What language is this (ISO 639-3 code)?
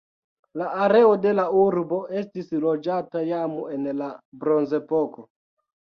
epo